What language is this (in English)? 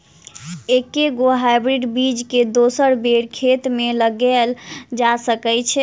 Maithili